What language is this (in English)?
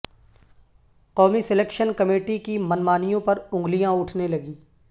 Urdu